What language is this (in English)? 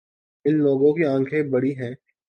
Urdu